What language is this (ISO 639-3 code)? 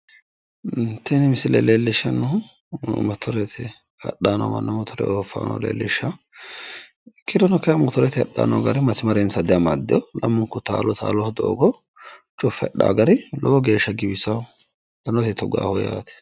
sid